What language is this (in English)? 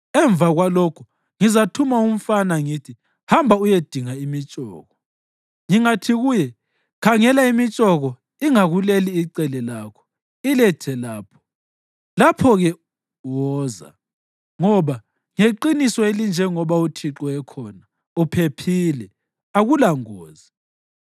North Ndebele